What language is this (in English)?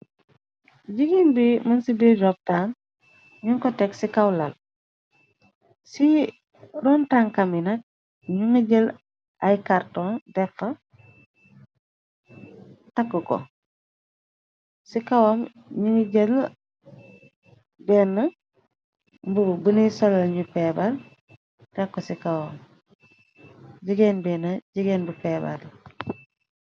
Wolof